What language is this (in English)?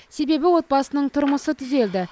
Kazakh